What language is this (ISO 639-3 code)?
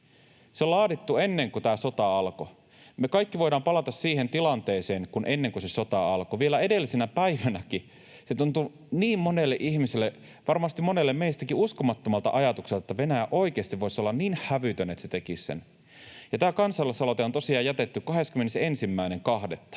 fin